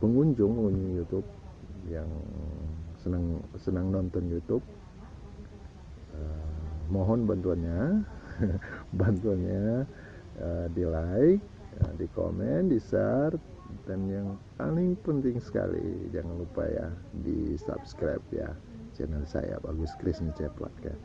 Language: Indonesian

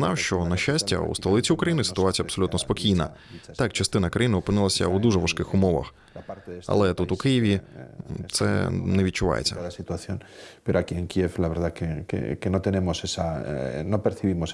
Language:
Ukrainian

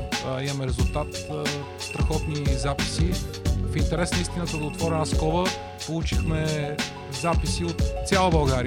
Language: Bulgarian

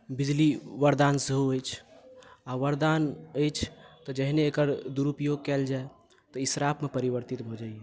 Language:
Maithili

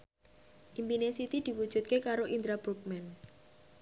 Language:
Javanese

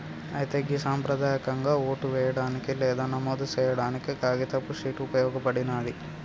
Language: Telugu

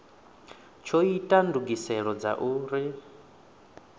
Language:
Venda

